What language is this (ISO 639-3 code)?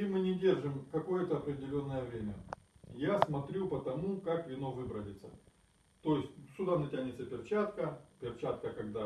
rus